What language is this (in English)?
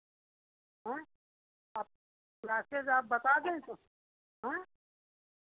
Hindi